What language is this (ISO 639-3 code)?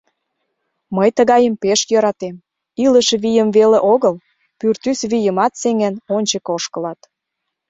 chm